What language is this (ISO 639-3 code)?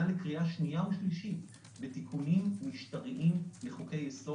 heb